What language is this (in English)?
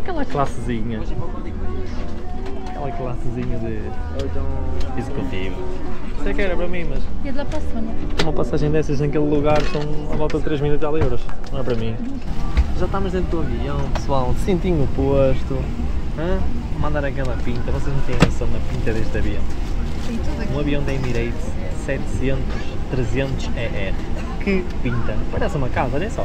Portuguese